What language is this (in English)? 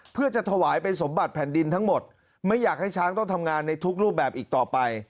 Thai